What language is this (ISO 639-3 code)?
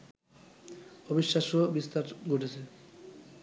ben